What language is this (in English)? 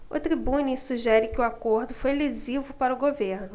Portuguese